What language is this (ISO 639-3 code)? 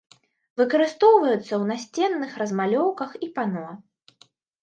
bel